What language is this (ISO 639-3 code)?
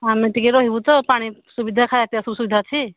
ori